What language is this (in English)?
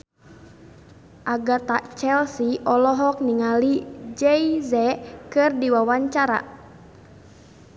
Sundanese